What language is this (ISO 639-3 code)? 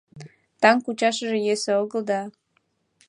chm